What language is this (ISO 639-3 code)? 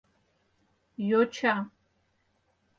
chm